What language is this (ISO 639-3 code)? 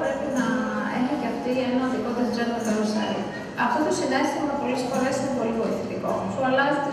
ell